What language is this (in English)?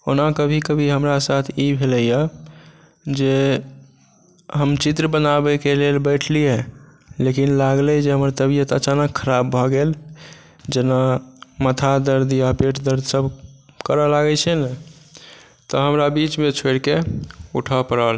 Maithili